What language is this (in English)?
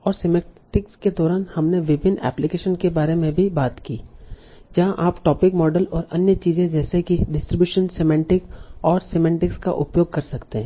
Hindi